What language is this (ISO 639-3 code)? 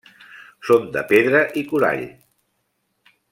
cat